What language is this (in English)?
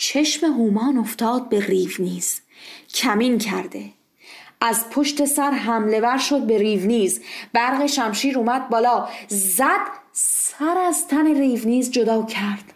Persian